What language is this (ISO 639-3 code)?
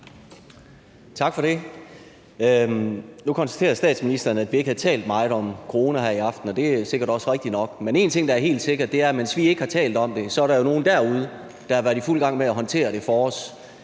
dan